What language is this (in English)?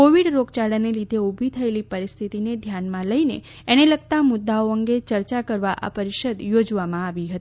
Gujarati